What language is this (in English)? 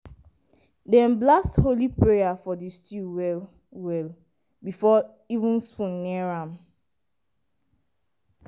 Nigerian Pidgin